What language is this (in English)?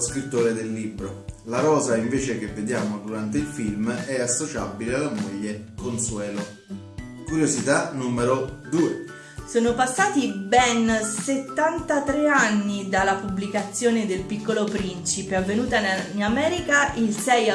Italian